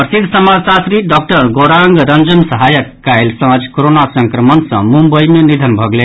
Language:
Maithili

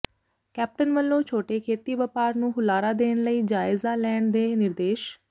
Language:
Punjabi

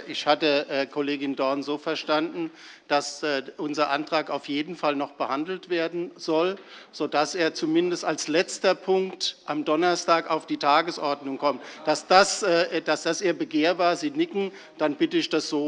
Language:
German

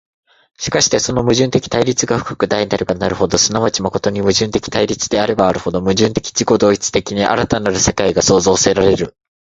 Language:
Japanese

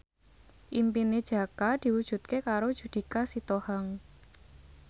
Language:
Javanese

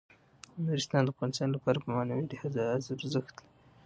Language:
Pashto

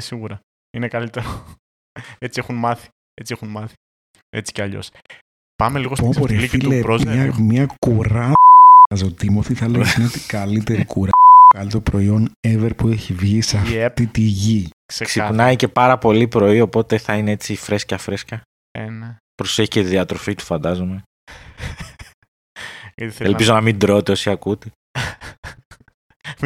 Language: Greek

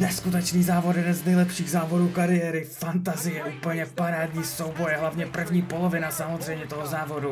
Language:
Czech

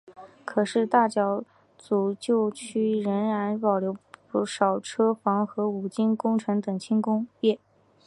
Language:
Chinese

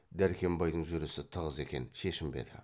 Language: Kazakh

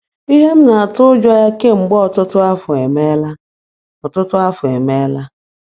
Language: Igbo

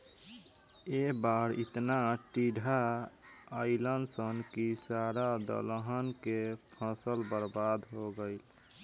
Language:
Bhojpuri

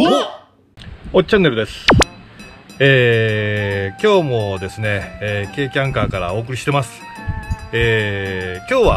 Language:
Japanese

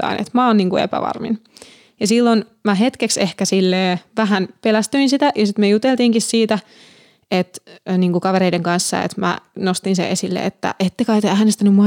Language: Finnish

